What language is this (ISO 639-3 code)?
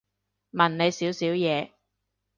yue